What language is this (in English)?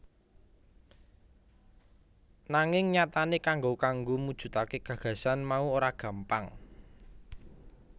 Javanese